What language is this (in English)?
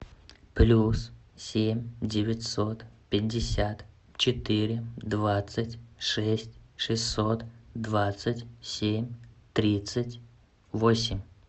Russian